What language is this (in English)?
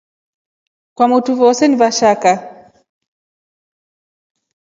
Rombo